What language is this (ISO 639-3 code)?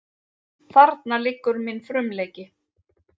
isl